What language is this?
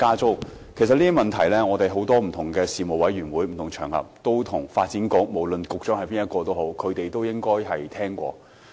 Cantonese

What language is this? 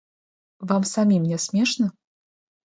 Belarusian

